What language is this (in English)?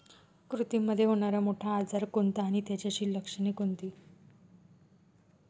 Marathi